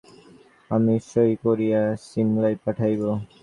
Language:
Bangla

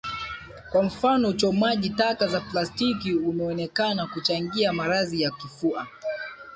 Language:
Swahili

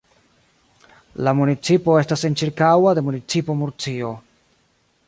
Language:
Esperanto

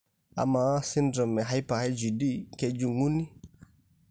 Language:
Masai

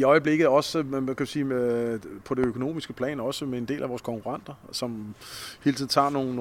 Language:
Danish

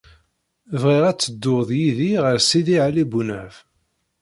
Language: Kabyle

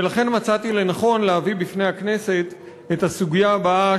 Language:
Hebrew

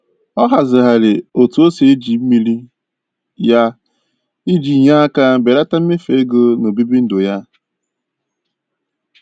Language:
Igbo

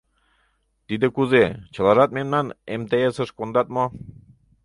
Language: Mari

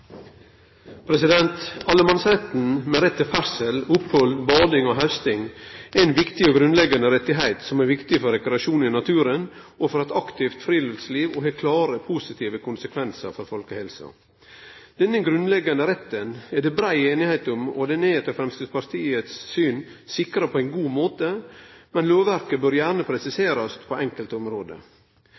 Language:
Norwegian Nynorsk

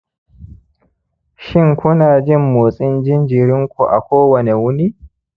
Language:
Hausa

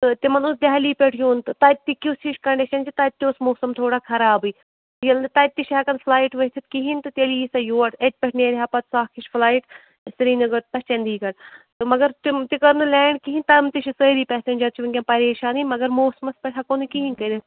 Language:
Kashmiri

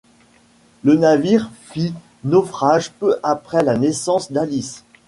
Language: French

